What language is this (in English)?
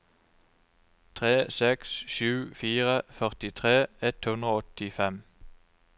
Norwegian